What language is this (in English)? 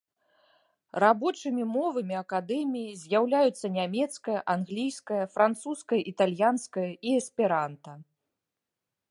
Belarusian